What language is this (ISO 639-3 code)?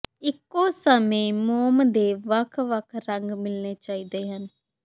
pan